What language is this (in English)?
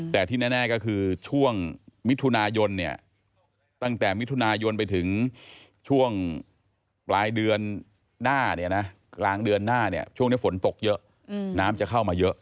Thai